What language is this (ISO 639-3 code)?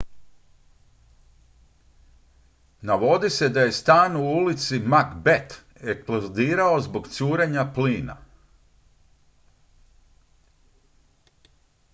hrv